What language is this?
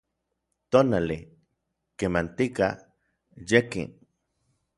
Orizaba Nahuatl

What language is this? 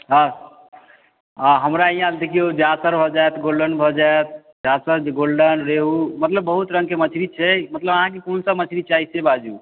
Maithili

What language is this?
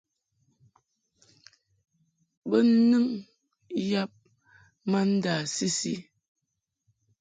Mungaka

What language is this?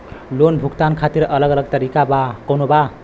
Bhojpuri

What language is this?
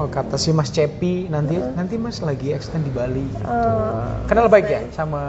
Indonesian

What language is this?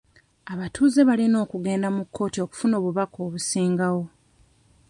Ganda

